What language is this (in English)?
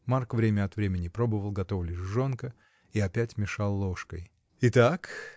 Russian